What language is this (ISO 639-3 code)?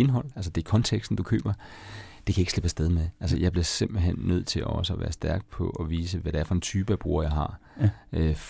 dan